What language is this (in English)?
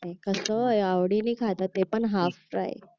Marathi